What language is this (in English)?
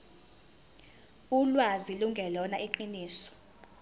Zulu